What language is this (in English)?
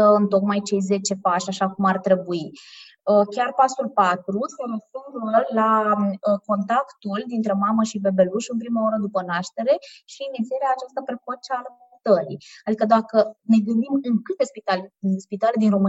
Romanian